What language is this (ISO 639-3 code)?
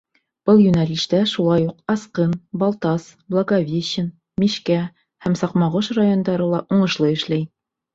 bak